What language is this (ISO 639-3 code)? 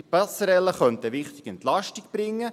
gsw